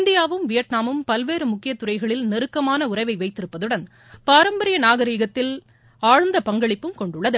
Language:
Tamil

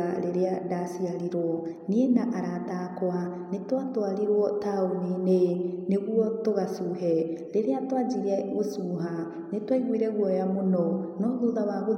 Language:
Kikuyu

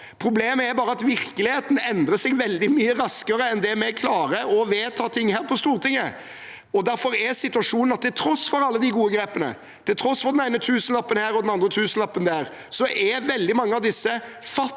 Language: Norwegian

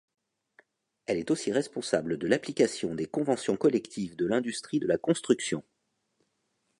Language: French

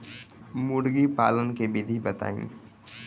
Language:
Bhojpuri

